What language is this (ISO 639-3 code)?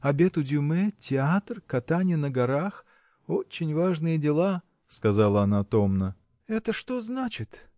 rus